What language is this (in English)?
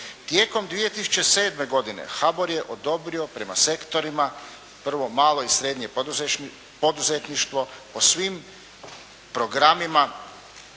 Croatian